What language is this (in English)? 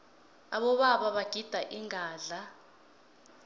South Ndebele